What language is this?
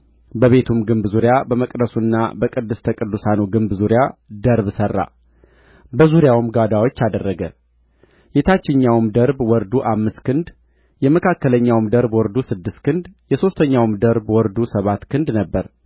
Amharic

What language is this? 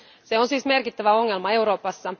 Finnish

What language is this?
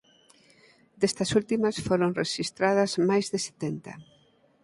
Galician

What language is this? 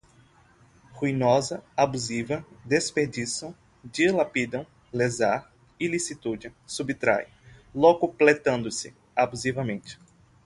Portuguese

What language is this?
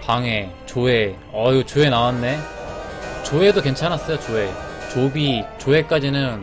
Korean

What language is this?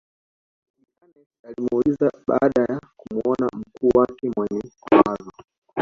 Swahili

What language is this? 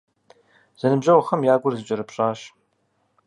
Kabardian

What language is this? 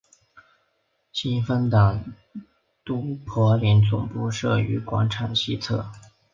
Chinese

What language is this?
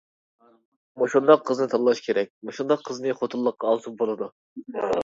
Uyghur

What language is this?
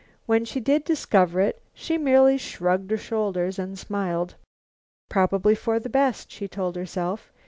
English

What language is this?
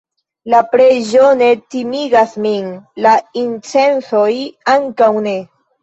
Esperanto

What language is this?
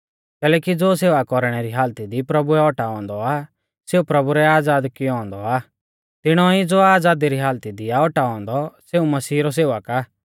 Mahasu Pahari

